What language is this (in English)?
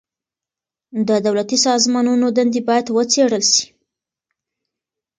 Pashto